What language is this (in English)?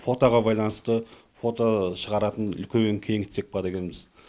Kazakh